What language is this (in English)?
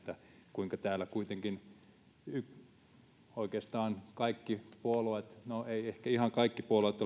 Finnish